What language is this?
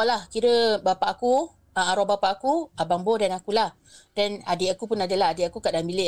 Malay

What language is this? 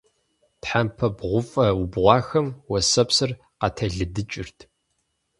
Kabardian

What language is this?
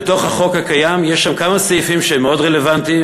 Hebrew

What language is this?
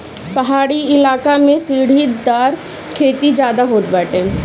Bhojpuri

